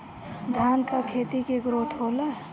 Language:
Bhojpuri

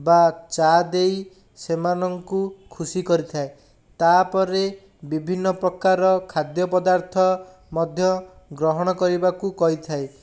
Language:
Odia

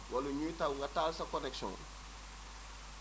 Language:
Wolof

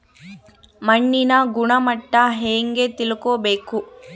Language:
Kannada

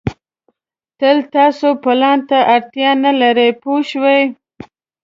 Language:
Pashto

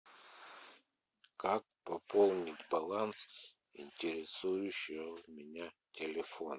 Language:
Russian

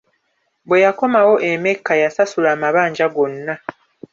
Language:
Ganda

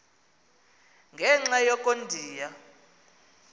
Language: Xhosa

